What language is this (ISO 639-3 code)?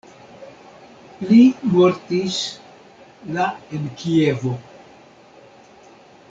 epo